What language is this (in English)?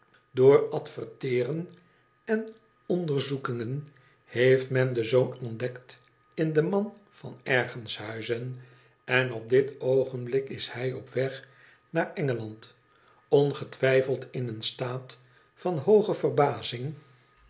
Dutch